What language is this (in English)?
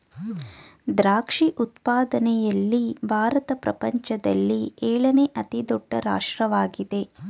Kannada